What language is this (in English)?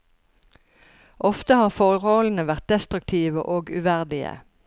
Norwegian